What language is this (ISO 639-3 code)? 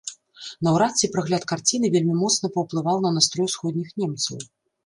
bel